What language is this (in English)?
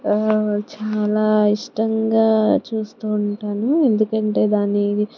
Telugu